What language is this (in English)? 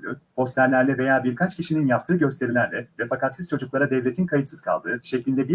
Turkish